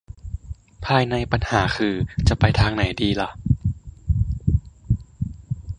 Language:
Thai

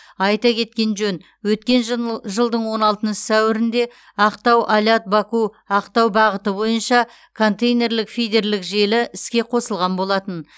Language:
Kazakh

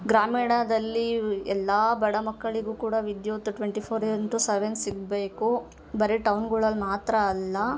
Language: Kannada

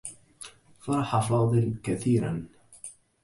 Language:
Arabic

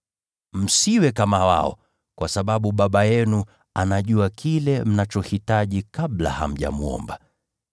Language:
Swahili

